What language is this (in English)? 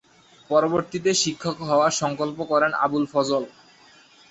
Bangla